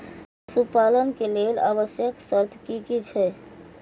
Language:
Maithili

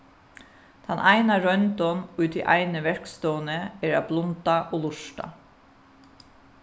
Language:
Faroese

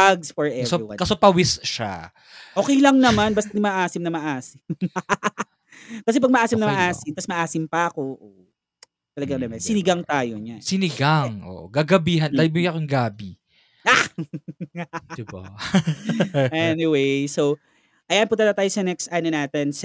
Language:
Filipino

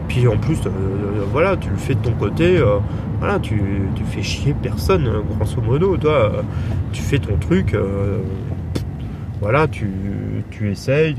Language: French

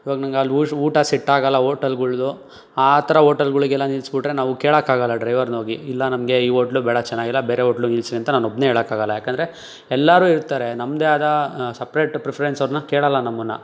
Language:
Kannada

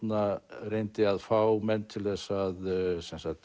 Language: Icelandic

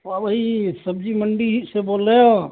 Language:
Urdu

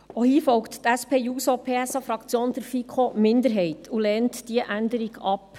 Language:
Swiss German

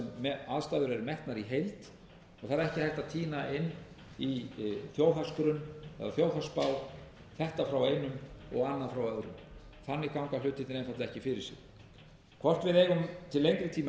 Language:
Icelandic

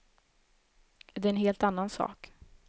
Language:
Swedish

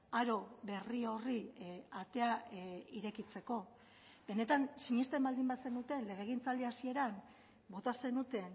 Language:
Basque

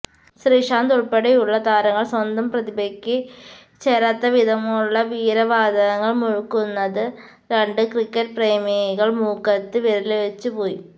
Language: Malayalam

